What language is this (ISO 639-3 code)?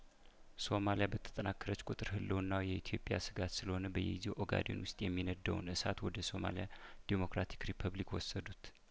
amh